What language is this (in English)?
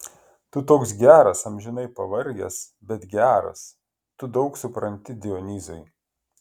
Lithuanian